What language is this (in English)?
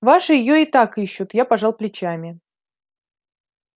Russian